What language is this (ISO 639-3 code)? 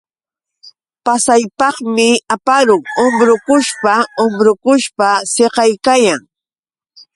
qux